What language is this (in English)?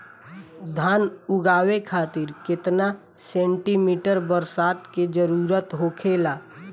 Bhojpuri